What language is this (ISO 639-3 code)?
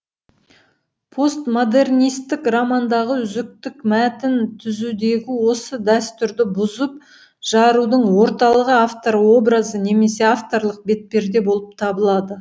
kaz